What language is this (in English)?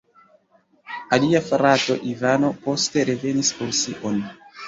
Esperanto